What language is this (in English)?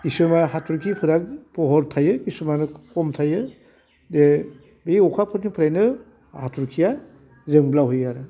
Bodo